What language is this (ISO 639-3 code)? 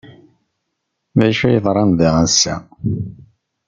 kab